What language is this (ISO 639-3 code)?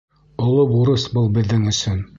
bak